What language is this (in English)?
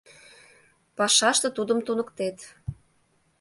Mari